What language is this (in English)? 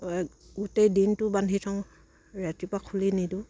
Assamese